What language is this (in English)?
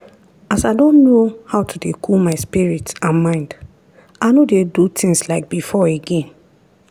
Nigerian Pidgin